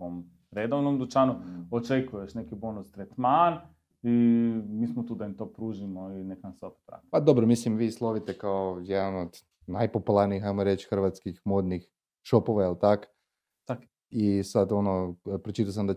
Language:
Croatian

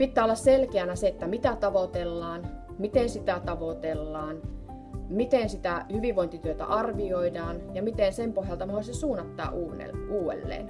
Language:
Finnish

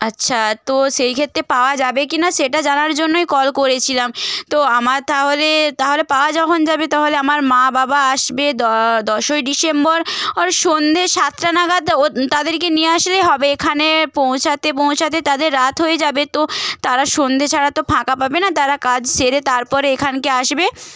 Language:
Bangla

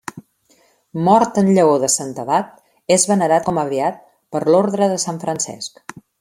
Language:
Catalan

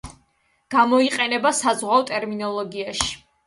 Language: Georgian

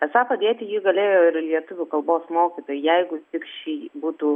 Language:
Lithuanian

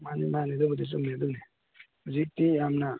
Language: Manipuri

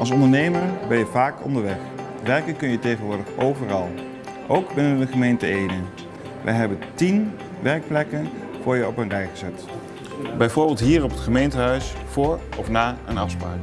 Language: Dutch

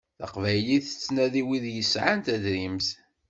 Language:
Kabyle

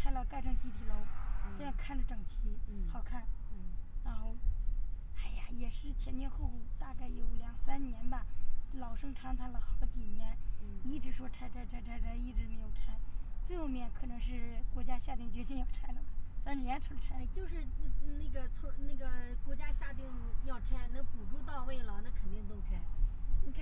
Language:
Chinese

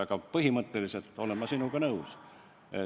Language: Estonian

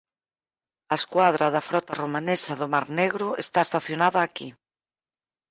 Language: Galician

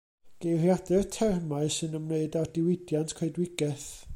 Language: Welsh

